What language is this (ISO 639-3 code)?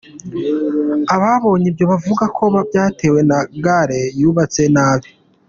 kin